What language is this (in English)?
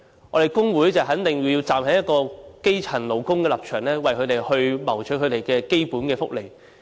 Cantonese